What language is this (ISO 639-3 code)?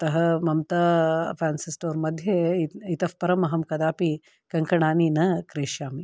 san